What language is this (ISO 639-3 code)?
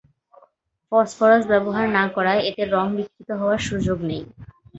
ben